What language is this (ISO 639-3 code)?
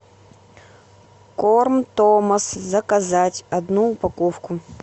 rus